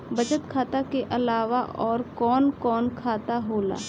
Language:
Bhojpuri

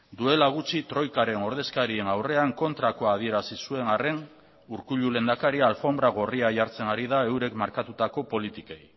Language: Basque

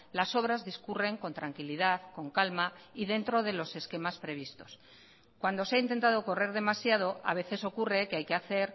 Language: Spanish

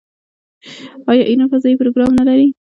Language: Pashto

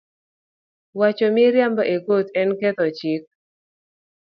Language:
Luo (Kenya and Tanzania)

